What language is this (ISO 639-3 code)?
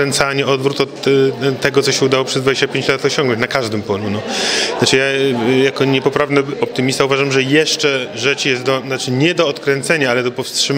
pol